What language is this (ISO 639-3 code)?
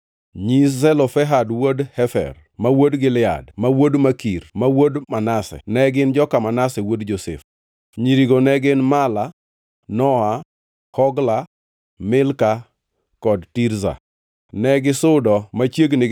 luo